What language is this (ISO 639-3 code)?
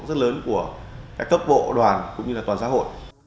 vie